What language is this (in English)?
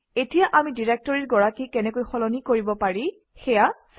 Assamese